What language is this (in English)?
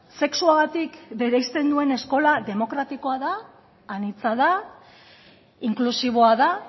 Basque